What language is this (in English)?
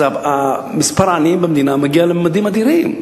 Hebrew